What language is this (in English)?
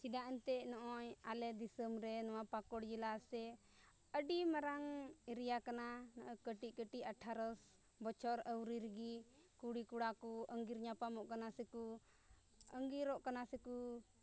Santali